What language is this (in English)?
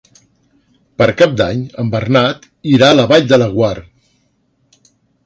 Catalan